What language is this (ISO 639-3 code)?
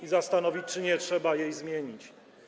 pol